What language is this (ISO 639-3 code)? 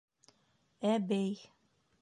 bak